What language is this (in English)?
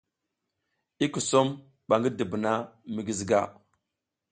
South Giziga